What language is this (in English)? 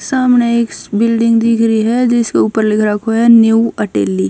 Haryanvi